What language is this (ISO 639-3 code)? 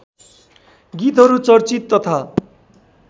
nep